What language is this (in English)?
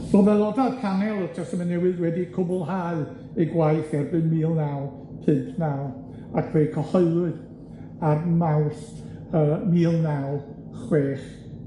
Welsh